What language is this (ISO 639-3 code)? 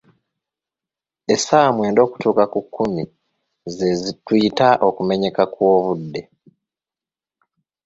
lug